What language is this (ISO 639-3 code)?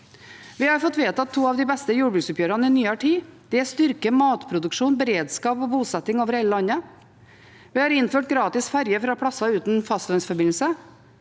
nor